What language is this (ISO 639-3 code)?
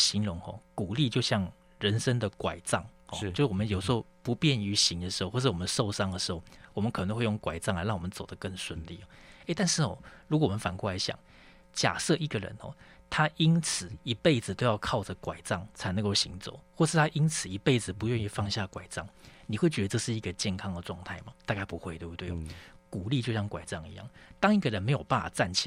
zho